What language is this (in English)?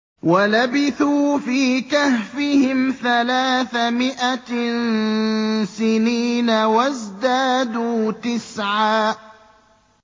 Arabic